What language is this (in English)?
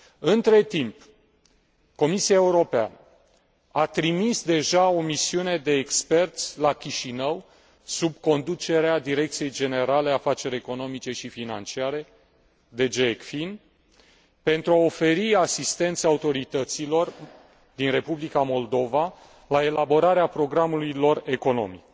Romanian